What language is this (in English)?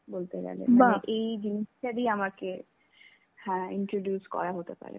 Bangla